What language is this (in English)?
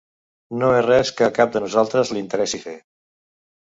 Catalan